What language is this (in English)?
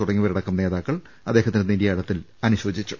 Malayalam